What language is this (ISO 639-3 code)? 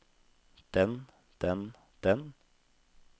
nor